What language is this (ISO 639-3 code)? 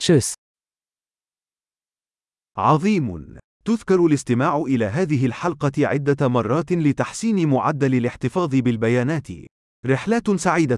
ara